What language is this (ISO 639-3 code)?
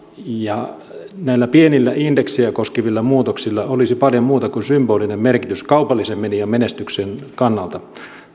fin